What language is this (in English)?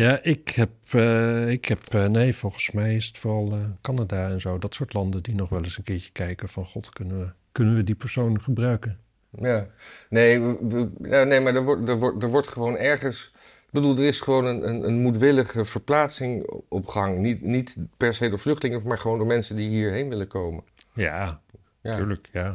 Dutch